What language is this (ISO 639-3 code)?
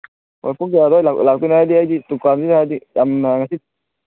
mni